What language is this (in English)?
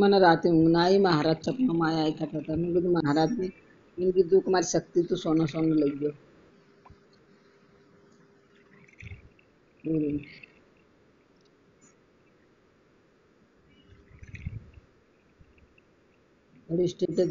Gujarati